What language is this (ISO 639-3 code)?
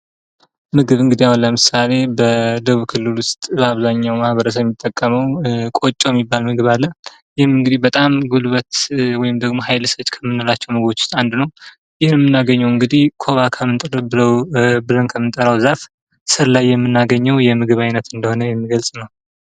amh